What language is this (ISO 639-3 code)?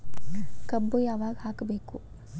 kan